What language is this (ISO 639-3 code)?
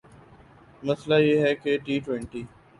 urd